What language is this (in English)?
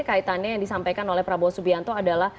Indonesian